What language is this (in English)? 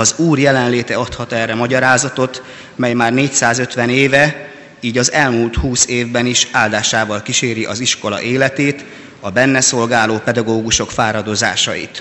Hungarian